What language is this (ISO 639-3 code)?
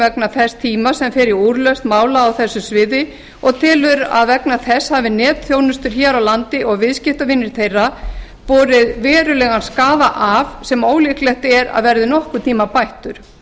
isl